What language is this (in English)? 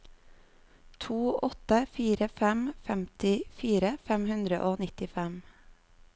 Norwegian